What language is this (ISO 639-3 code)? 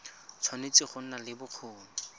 tsn